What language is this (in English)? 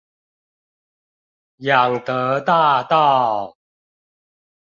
Chinese